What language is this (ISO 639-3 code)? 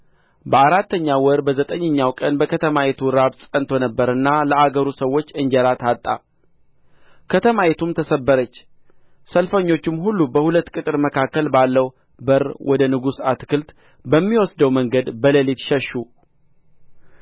amh